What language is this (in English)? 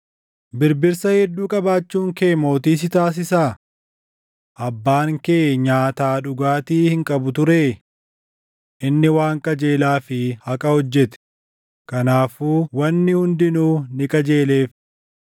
Oromo